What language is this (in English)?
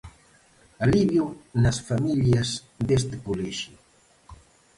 Galician